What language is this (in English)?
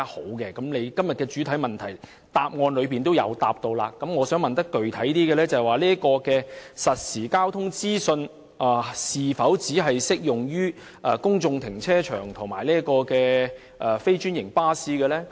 Cantonese